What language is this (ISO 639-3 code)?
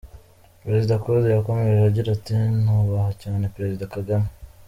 kin